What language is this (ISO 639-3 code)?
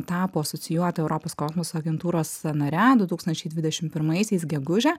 lit